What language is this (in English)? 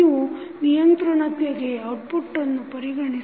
Kannada